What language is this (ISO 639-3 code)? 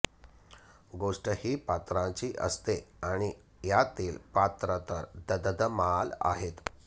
mar